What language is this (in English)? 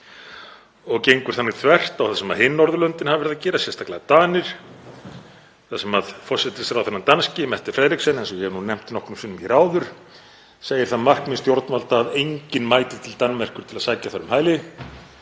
Icelandic